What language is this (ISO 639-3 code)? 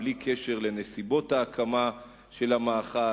heb